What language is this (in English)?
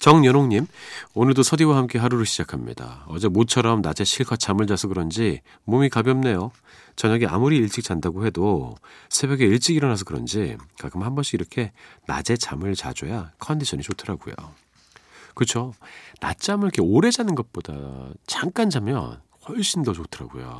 Korean